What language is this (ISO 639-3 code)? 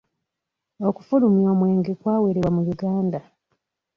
lug